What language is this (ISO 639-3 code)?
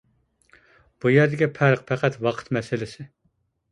uig